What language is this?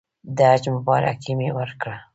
Pashto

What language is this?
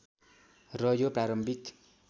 Nepali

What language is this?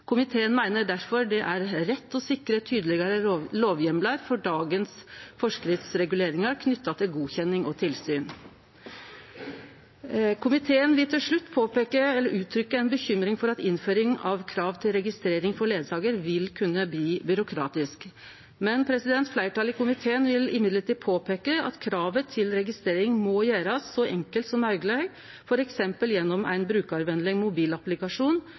Norwegian Nynorsk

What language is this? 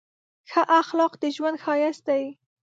Pashto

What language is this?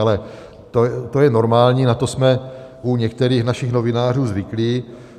Czech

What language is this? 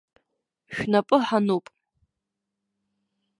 Abkhazian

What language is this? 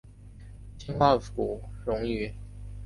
Chinese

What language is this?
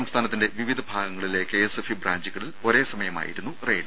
Malayalam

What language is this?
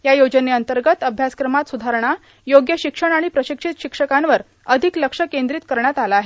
Marathi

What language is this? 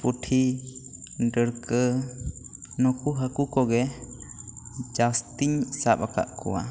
Santali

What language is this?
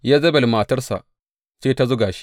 Hausa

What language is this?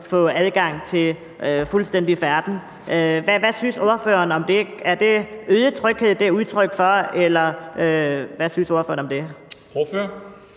Danish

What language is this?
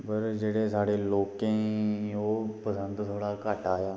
Dogri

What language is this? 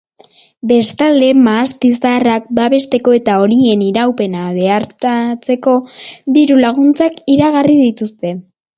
Basque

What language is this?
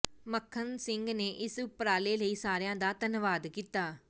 Punjabi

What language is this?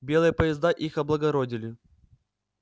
Russian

